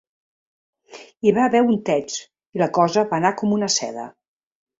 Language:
Catalan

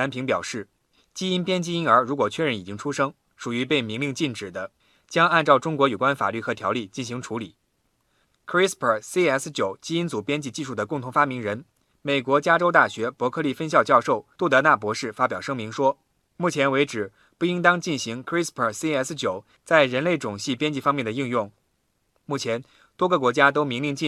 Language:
Chinese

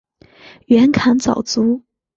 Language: Chinese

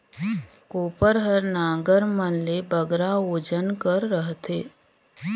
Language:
Chhattisgarhi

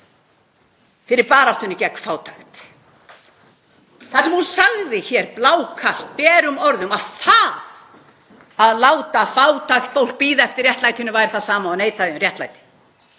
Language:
Icelandic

